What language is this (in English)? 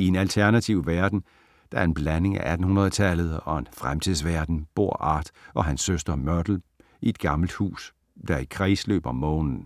Danish